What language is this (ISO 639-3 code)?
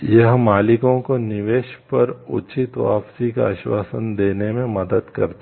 hin